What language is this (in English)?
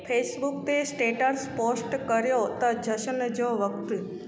Sindhi